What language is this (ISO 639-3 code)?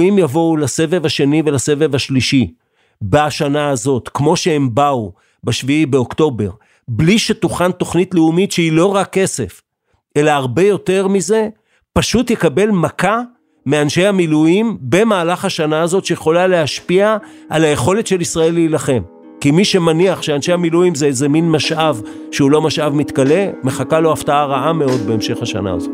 heb